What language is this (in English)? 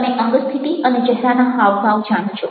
Gujarati